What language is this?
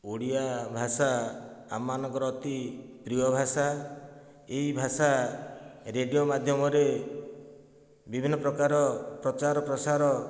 Odia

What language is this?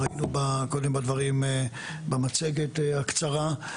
Hebrew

